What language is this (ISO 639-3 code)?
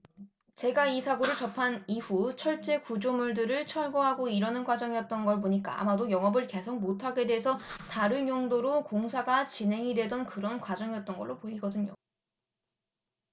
kor